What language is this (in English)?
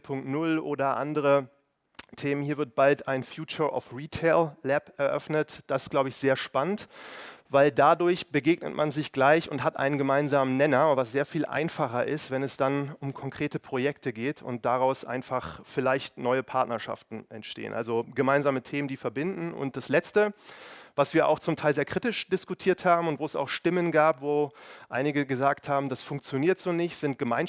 German